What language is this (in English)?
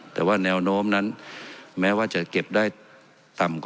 Thai